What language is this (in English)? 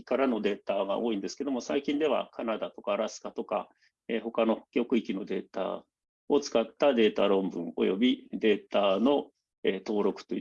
Japanese